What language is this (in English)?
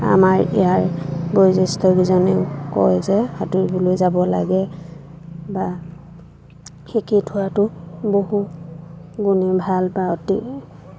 Assamese